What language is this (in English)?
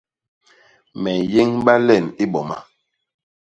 Basaa